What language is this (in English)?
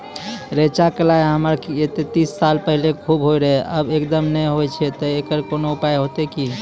Maithili